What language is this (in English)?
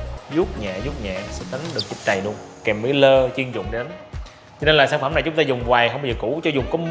Vietnamese